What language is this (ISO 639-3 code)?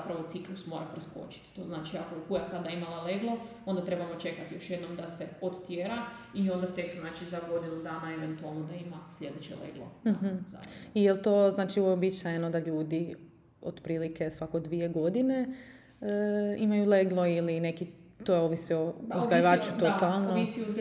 hrv